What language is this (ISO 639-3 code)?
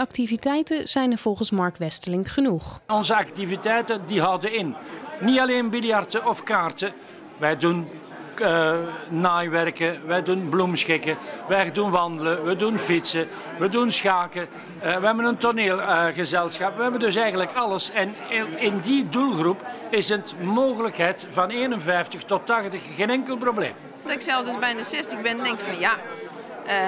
nld